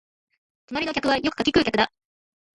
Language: Japanese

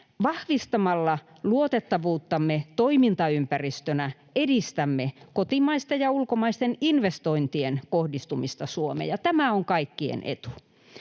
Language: Finnish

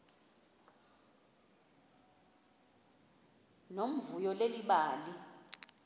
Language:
Xhosa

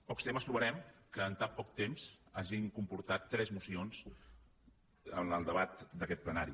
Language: Catalan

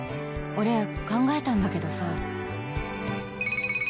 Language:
Japanese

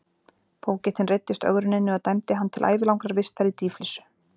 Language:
Icelandic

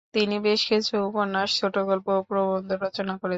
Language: Bangla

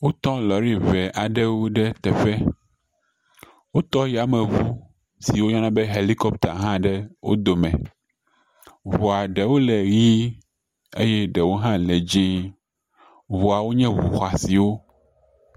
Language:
Ewe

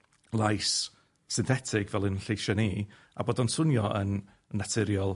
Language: Welsh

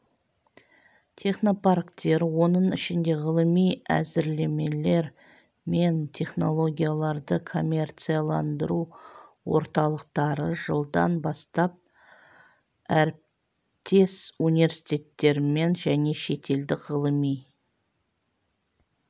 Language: Kazakh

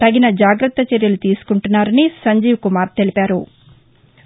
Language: Telugu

